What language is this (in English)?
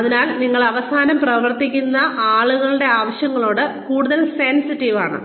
Malayalam